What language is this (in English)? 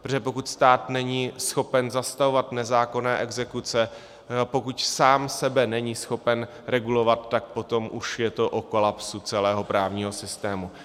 Czech